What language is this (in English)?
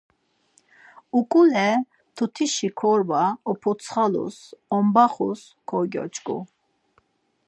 Laz